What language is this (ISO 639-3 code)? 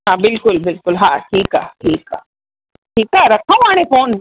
snd